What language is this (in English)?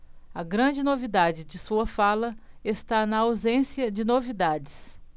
Portuguese